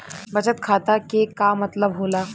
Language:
Bhojpuri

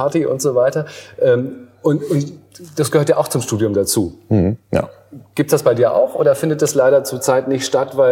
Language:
German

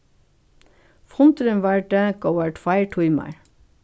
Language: Faroese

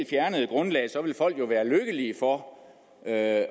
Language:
Danish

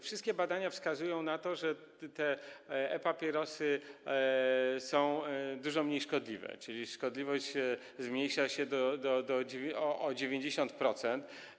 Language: Polish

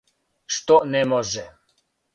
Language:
Serbian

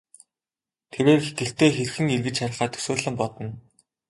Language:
Mongolian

